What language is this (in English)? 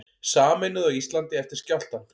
Icelandic